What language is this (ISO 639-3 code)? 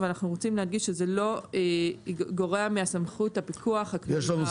heb